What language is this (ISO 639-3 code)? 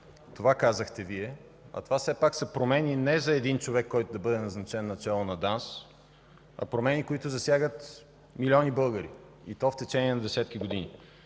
bul